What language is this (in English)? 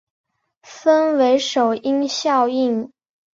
Chinese